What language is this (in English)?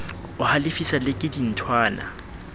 Southern Sotho